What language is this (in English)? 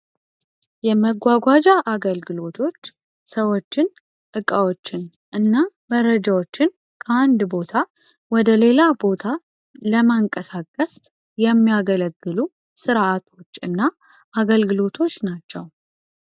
Amharic